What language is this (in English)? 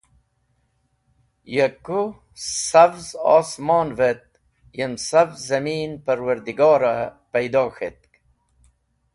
Wakhi